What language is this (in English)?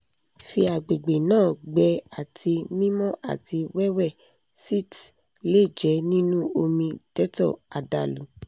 Yoruba